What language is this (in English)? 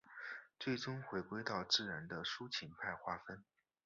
Chinese